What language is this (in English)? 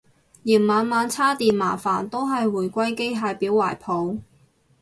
Cantonese